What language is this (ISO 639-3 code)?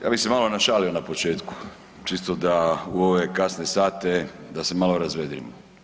hrv